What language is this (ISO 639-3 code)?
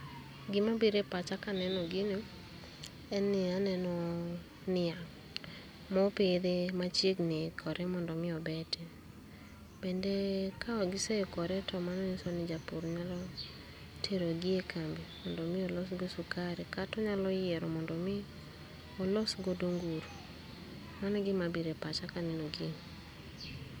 luo